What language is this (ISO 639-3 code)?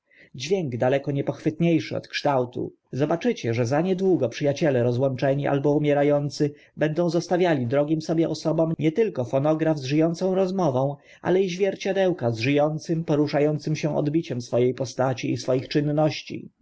pol